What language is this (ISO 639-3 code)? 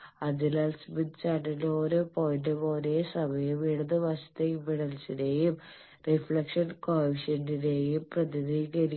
mal